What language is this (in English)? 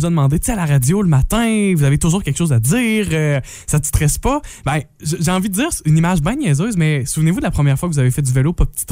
French